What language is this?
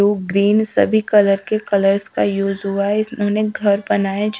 Hindi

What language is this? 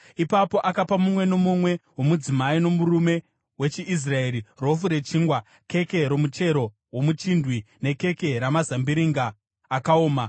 Shona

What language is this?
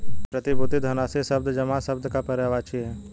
Hindi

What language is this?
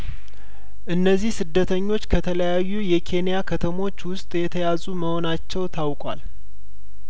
Amharic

